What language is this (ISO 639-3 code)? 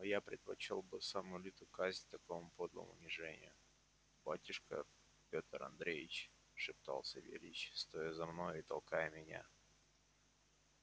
rus